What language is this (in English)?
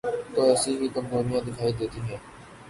Urdu